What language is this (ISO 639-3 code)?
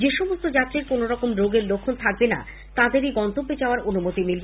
ben